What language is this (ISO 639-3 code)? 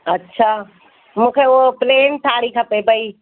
snd